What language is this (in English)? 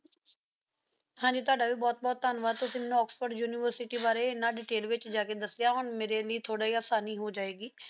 Punjabi